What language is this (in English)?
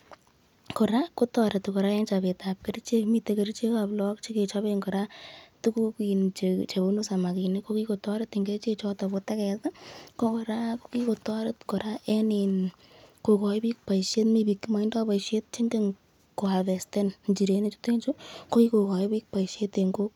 Kalenjin